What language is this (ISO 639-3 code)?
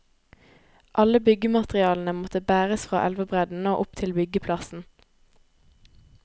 nor